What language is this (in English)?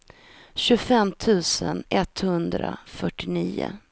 Swedish